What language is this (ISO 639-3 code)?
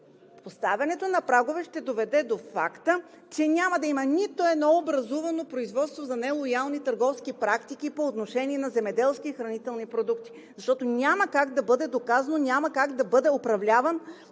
bul